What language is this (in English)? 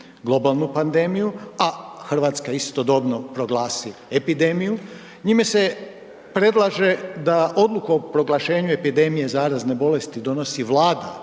Croatian